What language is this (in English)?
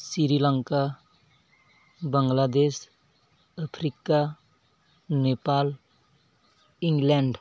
Santali